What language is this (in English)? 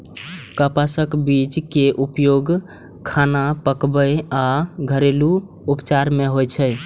Maithili